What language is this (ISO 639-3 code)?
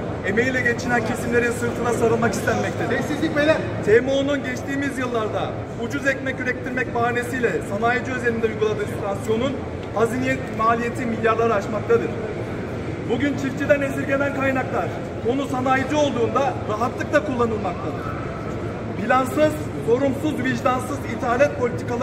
tur